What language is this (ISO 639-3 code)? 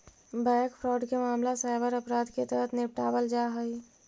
mag